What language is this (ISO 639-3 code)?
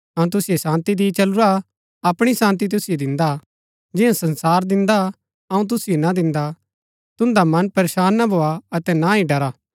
gbk